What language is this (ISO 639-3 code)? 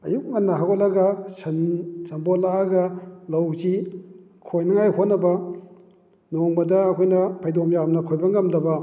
mni